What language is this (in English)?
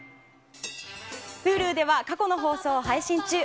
Japanese